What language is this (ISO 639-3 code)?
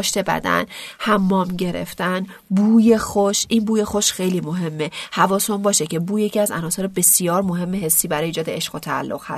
fas